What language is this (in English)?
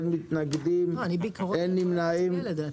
Hebrew